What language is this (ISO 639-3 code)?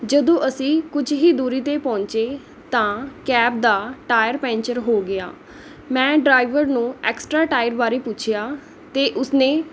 pan